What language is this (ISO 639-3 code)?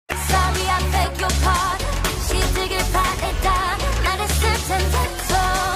tha